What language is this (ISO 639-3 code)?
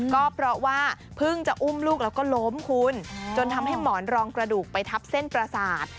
tha